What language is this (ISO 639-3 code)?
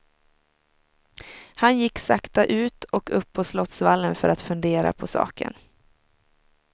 swe